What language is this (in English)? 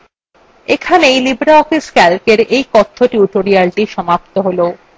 Bangla